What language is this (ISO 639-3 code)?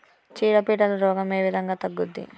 tel